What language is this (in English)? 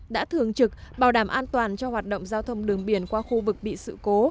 Vietnamese